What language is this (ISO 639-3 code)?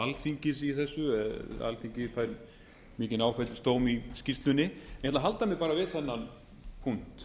isl